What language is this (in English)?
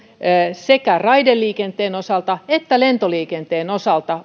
Finnish